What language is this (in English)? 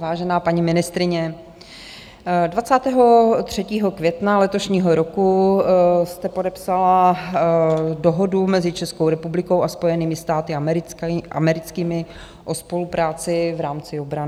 Czech